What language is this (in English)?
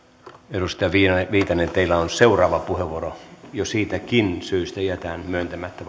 Finnish